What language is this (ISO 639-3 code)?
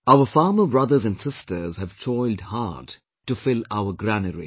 eng